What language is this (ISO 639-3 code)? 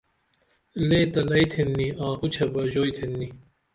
dml